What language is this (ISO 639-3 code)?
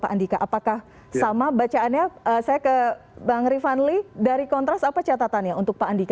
ind